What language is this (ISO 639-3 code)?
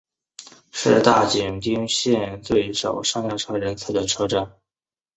zho